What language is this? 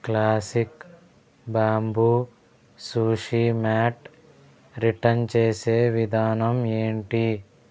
Telugu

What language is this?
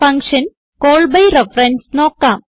Malayalam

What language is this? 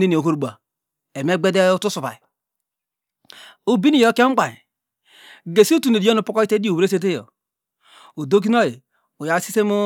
Degema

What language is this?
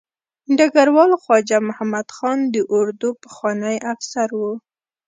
Pashto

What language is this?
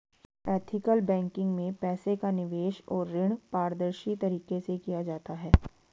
Hindi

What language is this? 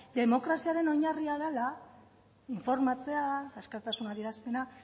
Basque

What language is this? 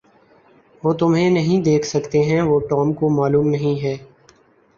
Urdu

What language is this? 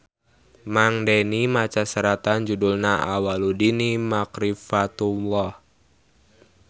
Sundanese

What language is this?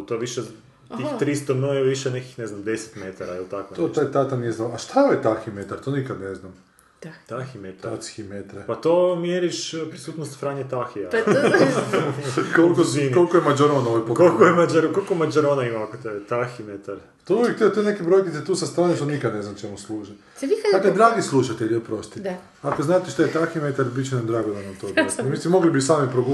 Croatian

